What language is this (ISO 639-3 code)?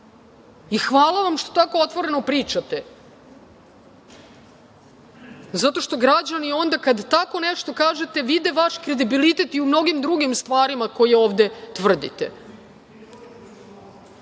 srp